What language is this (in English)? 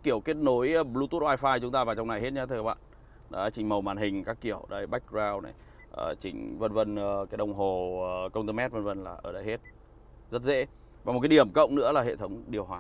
Vietnamese